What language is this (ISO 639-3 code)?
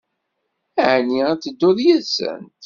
kab